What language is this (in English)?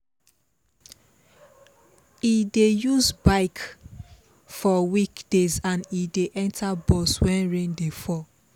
Nigerian Pidgin